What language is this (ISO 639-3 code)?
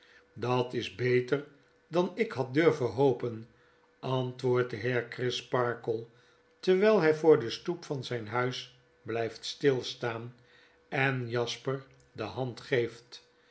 nld